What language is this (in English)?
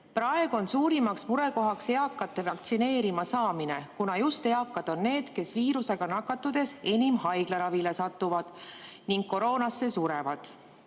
Estonian